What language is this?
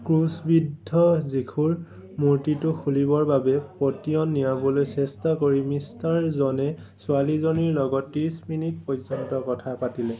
Assamese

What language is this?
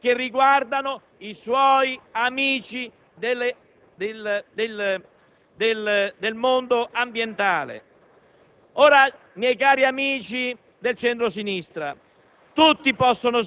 Italian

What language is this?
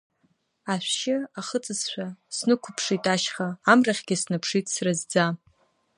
Abkhazian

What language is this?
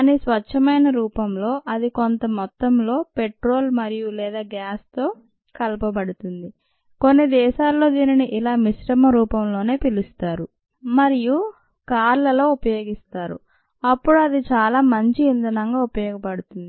Telugu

